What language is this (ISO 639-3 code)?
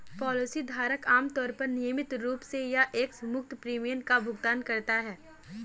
hin